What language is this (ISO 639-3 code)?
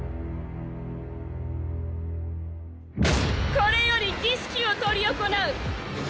jpn